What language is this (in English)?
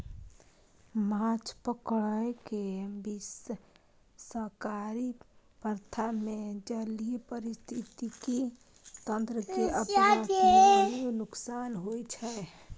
Maithili